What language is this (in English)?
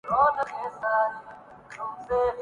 Urdu